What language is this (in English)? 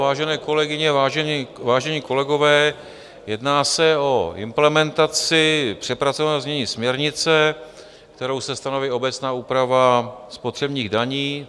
Czech